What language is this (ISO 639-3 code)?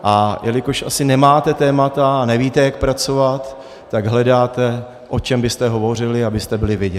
ces